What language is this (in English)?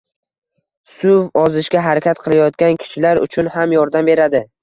Uzbek